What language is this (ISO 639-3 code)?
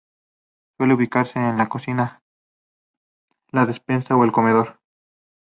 spa